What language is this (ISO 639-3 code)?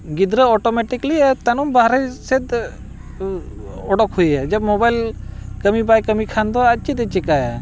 sat